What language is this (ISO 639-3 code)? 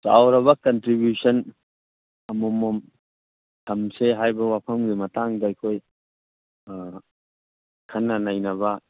mni